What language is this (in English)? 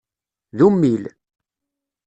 Kabyle